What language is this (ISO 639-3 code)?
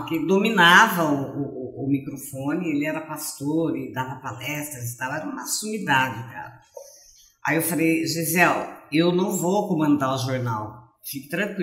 por